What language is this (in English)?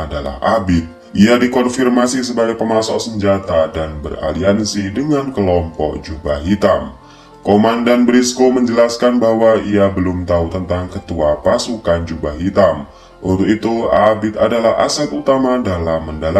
Indonesian